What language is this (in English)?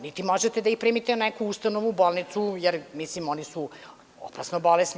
Serbian